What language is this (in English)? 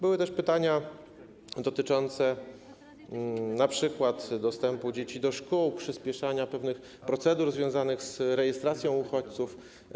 Polish